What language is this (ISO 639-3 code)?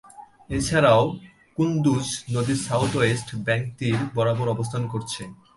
ben